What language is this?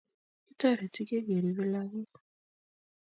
Kalenjin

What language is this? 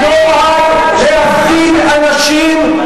Hebrew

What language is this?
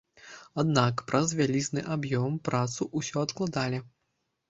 Belarusian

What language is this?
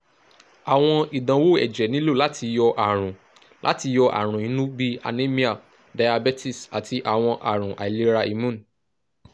Yoruba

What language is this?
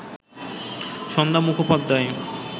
Bangla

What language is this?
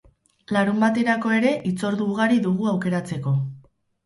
Basque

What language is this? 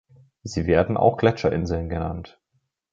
German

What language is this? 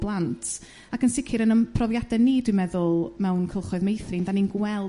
Welsh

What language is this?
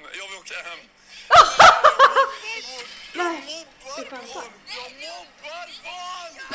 Swedish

